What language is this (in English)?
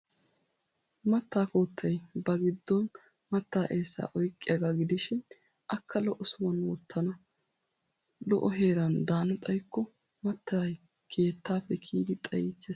Wolaytta